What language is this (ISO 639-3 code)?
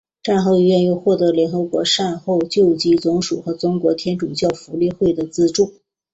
zho